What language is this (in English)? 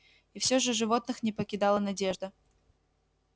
Russian